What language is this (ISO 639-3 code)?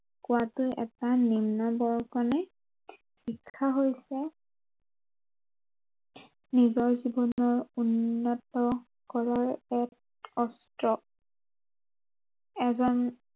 asm